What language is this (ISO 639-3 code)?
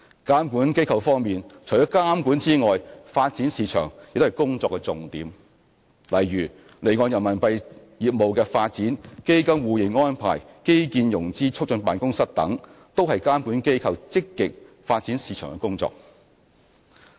yue